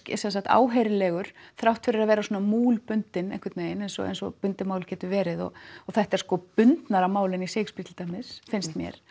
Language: Icelandic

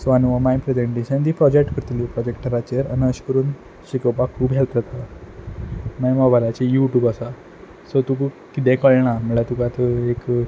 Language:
Konkani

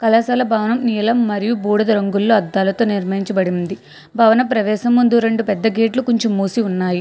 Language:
Telugu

